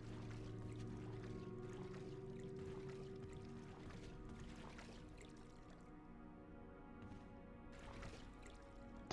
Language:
German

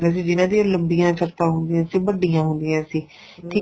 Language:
Punjabi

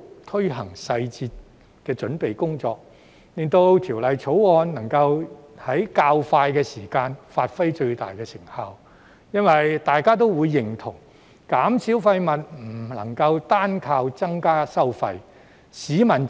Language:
Cantonese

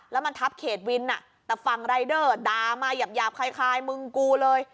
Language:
Thai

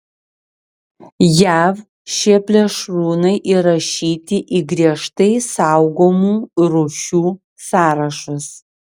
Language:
Lithuanian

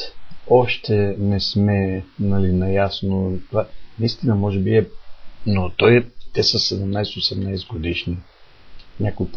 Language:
Bulgarian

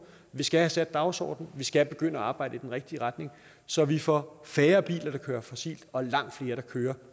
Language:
Danish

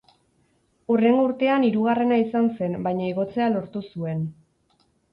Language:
Basque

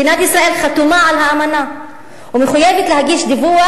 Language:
Hebrew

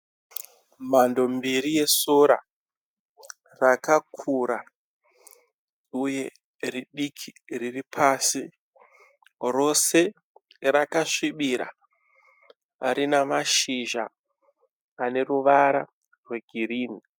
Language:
Shona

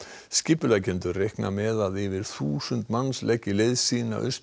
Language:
Icelandic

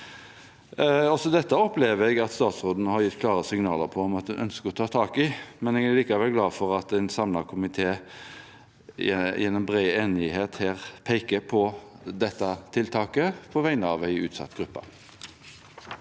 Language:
Norwegian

